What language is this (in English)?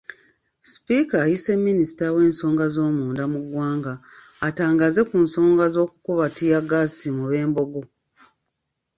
Ganda